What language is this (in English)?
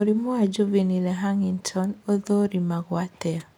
Kikuyu